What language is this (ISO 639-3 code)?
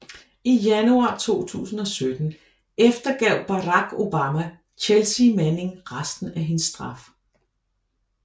dan